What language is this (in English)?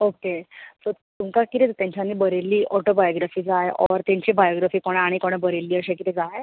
Konkani